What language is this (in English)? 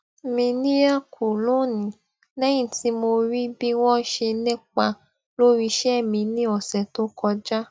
Yoruba